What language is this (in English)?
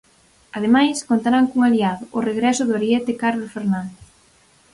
Galician